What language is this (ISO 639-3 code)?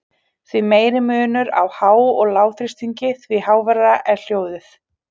isl